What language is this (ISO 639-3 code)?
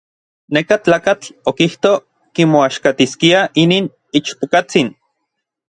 nlv